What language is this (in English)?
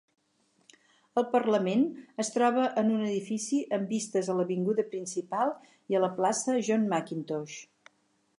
Catalan